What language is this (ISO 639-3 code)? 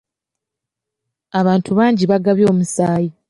lug